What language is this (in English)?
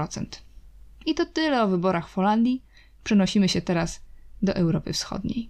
Polish